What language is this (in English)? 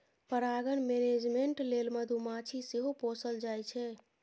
Maithili